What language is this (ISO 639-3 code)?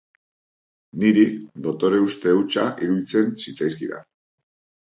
eus